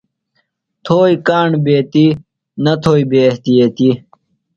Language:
Phalura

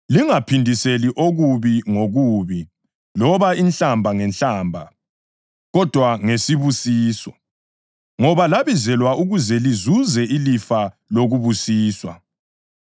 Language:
North Ndebele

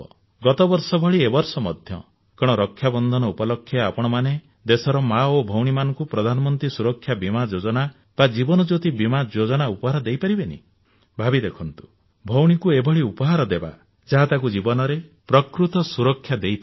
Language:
Odia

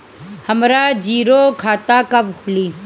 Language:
Bhojpuri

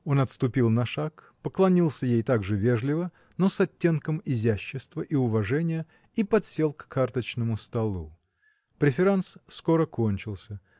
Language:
Russian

